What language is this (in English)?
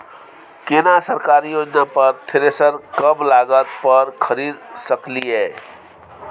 Maithili